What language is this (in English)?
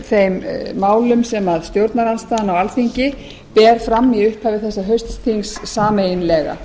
Icelandic